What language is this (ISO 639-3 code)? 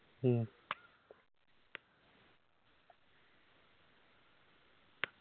mal